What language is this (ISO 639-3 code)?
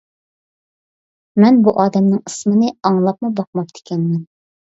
uig